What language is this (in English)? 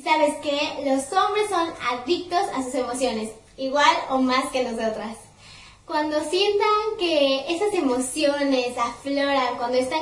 Spanish